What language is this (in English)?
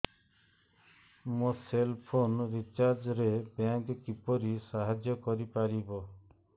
Odia